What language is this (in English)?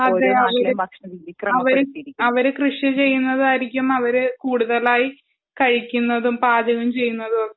Malayalam